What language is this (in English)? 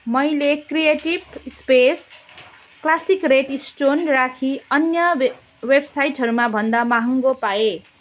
Nepali